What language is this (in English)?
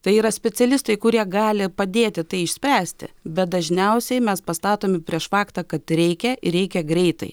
Lithuanian